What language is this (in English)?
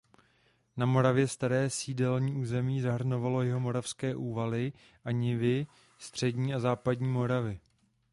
Czech